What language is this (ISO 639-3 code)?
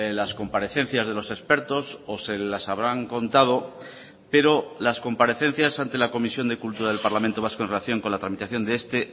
spa